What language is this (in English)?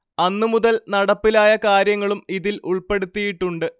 Malayalam